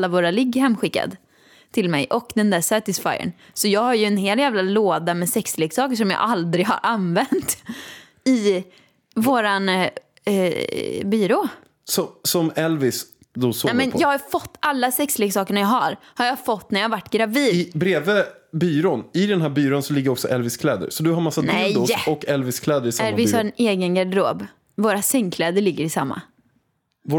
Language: Swedish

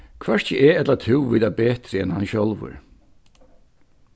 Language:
Faroese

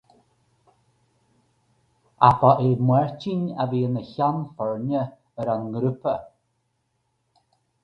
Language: Irish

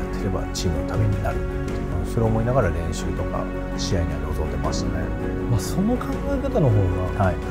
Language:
Japanese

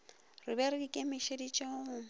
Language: Northern Sotho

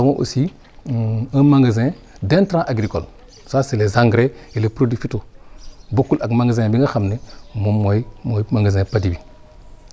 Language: Wolof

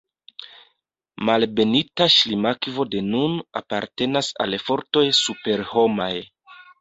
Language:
Esperanto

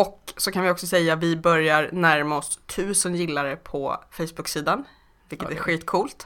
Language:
Swedish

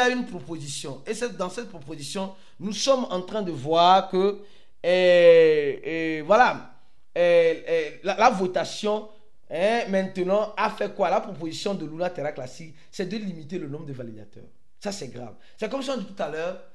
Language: French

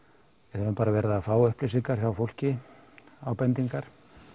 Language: Icelandic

